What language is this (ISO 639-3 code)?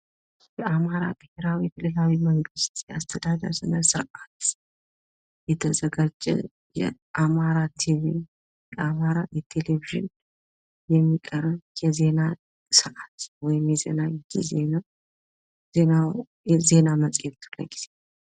amh